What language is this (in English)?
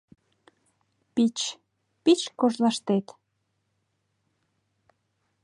Mari